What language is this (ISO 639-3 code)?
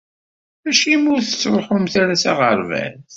kab